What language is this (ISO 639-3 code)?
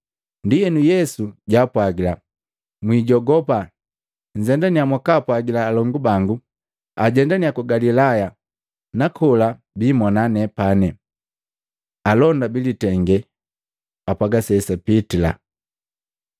mgv